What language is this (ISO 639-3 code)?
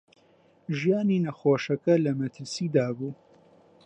ckb